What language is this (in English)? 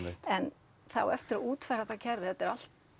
Icelandic